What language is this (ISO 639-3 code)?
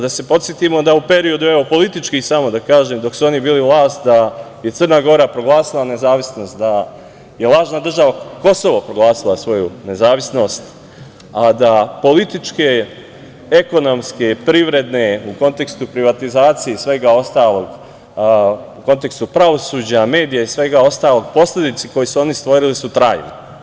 srp